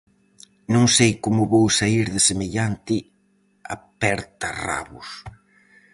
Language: Galician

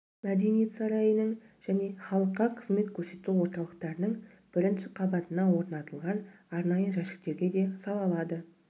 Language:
Kazakh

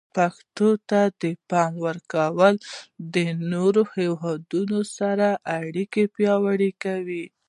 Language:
Pashto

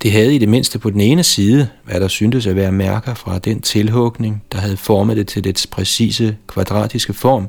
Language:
Danish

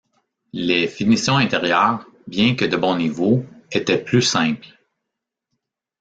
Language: French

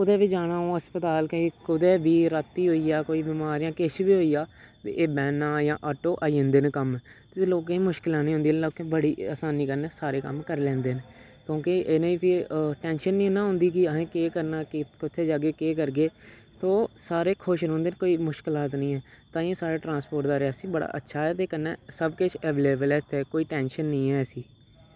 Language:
Dogri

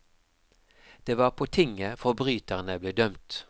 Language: Norwegian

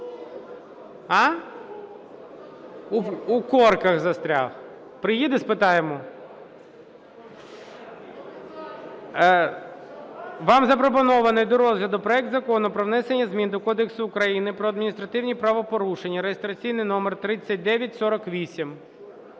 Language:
Ukrainian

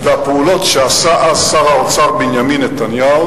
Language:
Hebrew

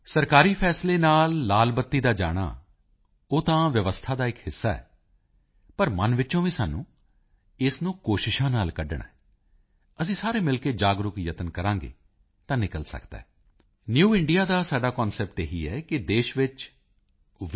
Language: Punjabi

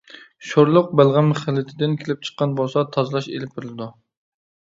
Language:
Uyghur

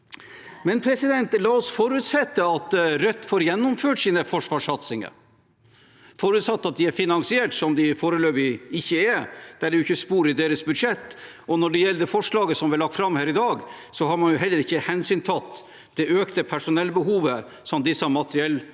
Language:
Norwegian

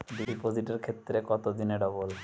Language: Bangla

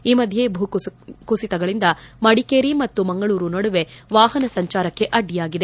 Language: Kannada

